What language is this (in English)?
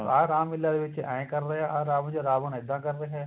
Punjabi